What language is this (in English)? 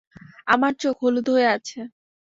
Bangla